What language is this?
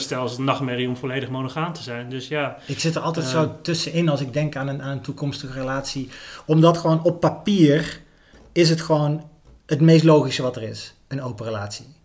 Dutch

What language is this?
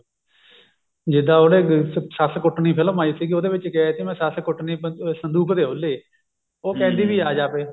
Punjabi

